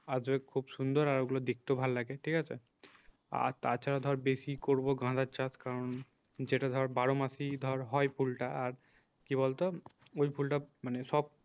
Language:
Bangla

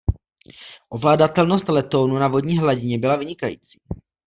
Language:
Czech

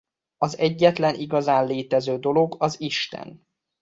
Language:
Hungarian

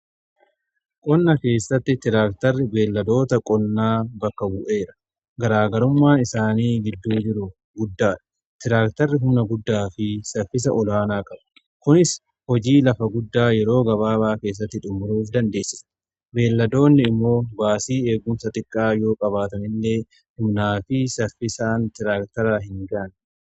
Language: Oromo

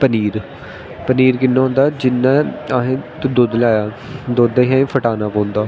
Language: Dogri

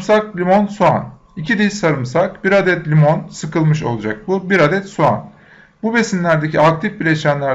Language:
Turkish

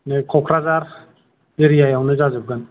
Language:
Bodo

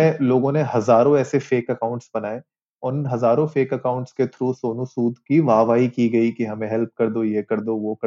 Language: Hindi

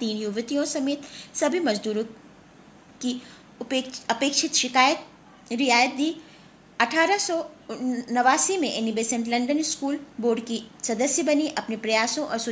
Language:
Hindi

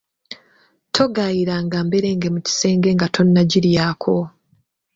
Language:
Ganda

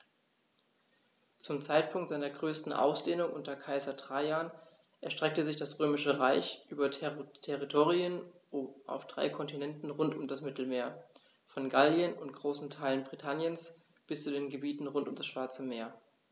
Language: German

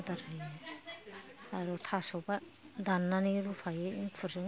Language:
Bodo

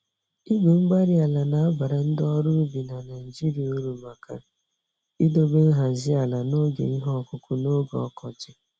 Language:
Igbo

